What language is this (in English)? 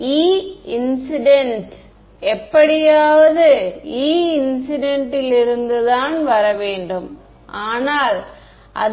Tamil